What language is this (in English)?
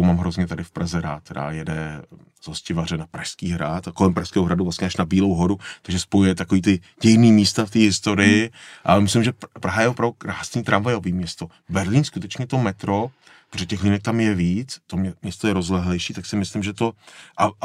Czech